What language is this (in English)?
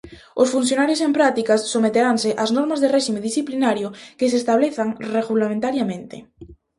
Galician